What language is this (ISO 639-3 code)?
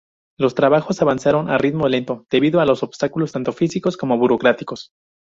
spa